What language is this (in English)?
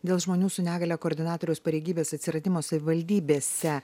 Lithuanian